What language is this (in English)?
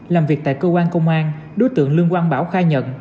Vietnamese